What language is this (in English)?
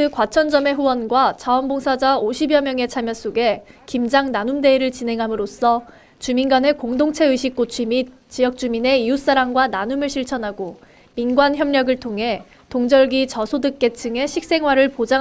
Korean